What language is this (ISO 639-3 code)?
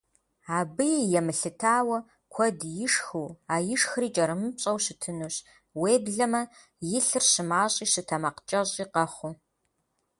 kbd